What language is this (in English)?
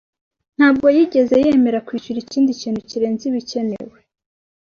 Kinyarwanda